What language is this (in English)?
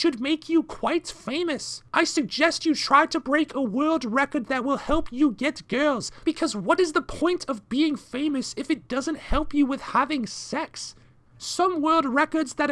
English